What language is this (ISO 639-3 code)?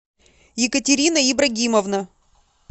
rus